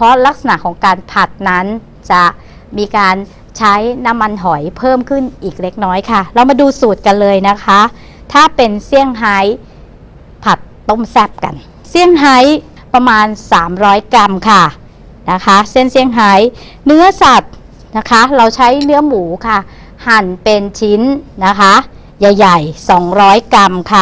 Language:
Thai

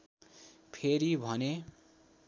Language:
Nepali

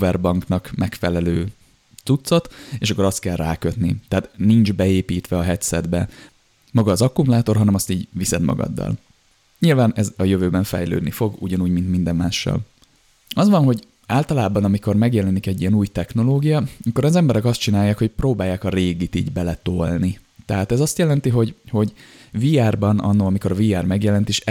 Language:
Hungarian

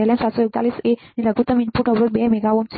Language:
Gujarati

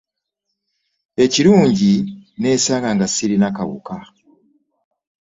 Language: Ganda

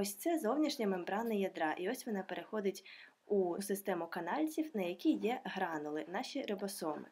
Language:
Ukrainian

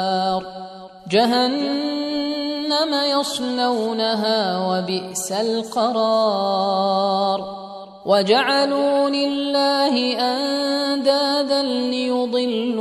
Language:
Arabic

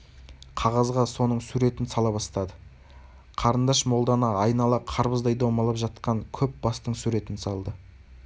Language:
Kazakh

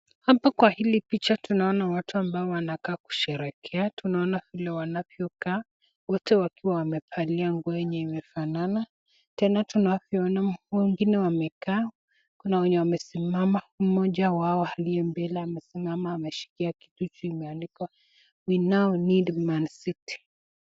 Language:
Swahili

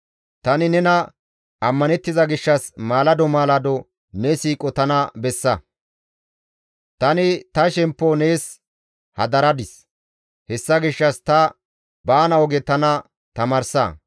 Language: Gamo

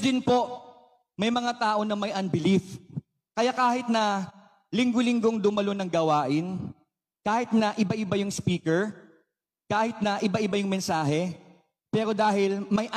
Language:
Filipino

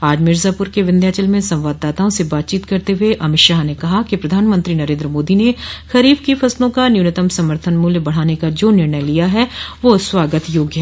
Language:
Hindi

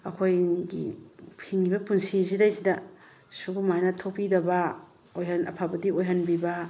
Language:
Manipuri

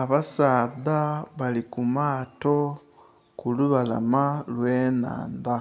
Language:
Soga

